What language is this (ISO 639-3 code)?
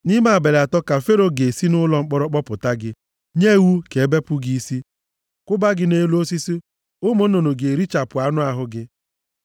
ibo